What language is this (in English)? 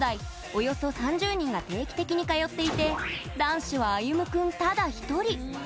Japanese